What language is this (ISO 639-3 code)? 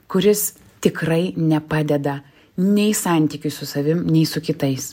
lit